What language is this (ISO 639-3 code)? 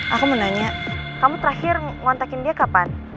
ind